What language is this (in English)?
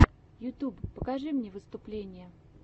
Russian